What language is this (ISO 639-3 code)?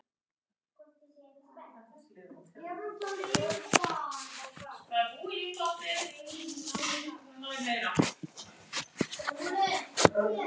isl